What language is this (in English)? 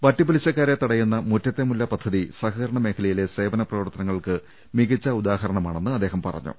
Malayalam